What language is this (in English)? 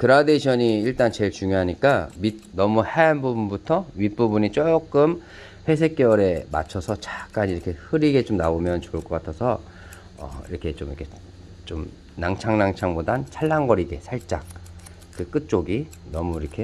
Korean